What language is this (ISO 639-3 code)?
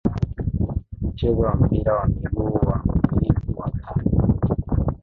swa